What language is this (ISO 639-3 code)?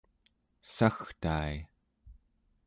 esu